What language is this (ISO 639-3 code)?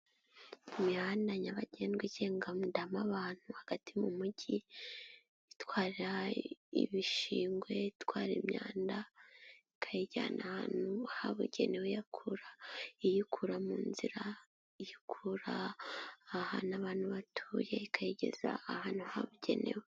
kin